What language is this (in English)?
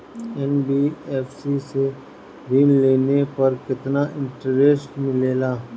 Bhojpuri